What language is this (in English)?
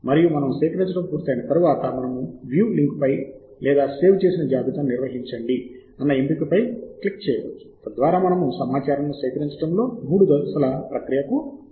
Telugu